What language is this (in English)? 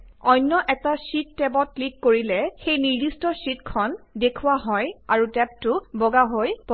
Assamese